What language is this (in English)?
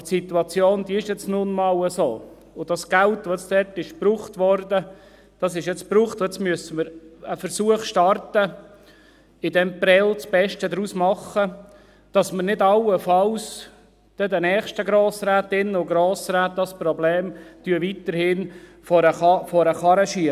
Swiss German